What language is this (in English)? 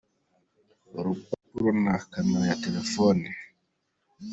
Kinyarwanda